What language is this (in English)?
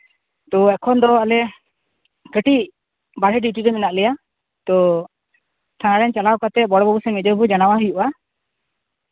Santali